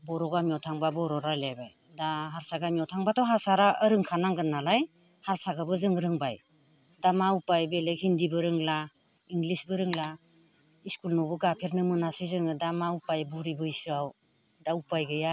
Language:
Bodo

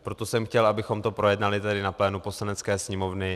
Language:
Czech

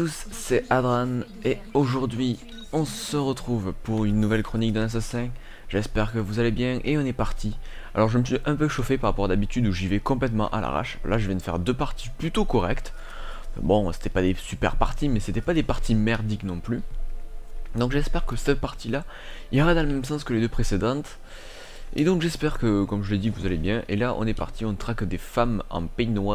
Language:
French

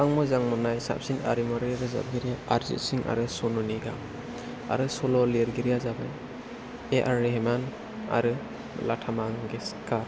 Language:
Bodo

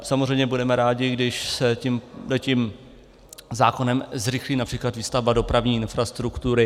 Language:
Czech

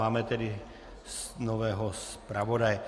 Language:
Czech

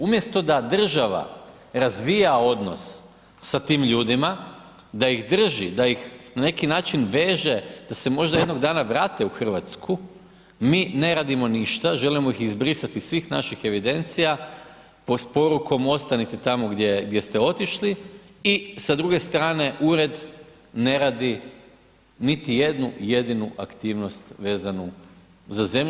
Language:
Croatian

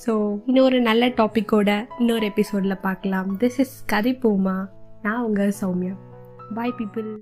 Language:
Tamil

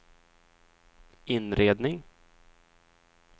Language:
Swedish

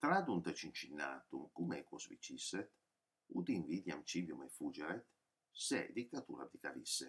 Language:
Italian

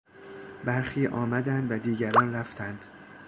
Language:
Persian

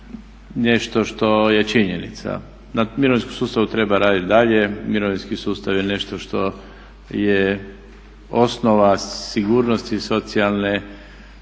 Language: Croatian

